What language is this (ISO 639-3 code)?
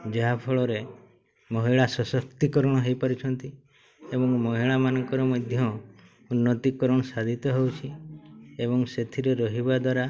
ori